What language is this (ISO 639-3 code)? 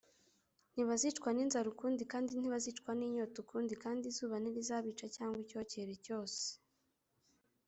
kin